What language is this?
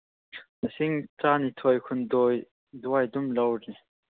Manipuri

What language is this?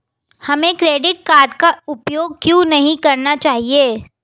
Hindi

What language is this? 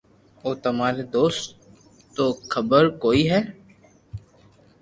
Loarki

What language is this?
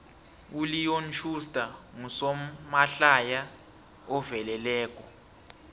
South Ndebele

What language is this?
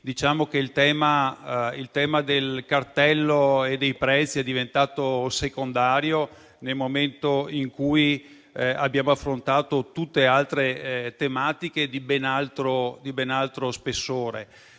Italian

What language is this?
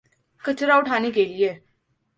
Urdu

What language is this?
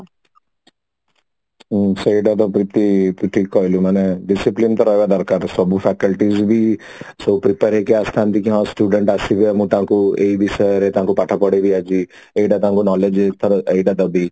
Odia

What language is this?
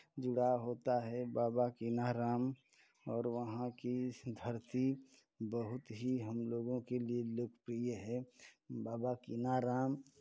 Hindi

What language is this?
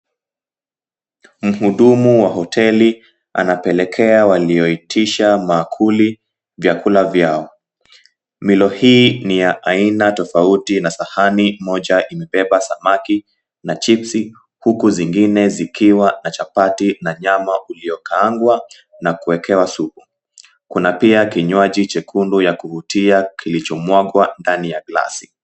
Swahili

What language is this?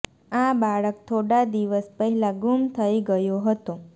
Gujarati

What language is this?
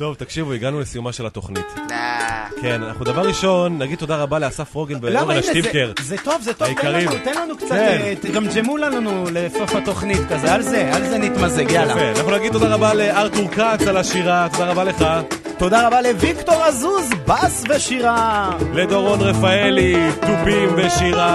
Hebrew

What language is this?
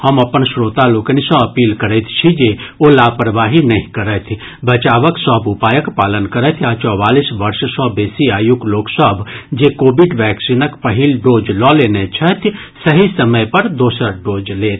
Maithili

